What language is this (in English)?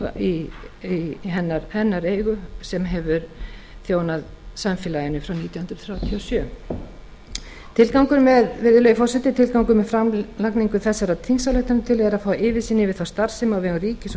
Icelandic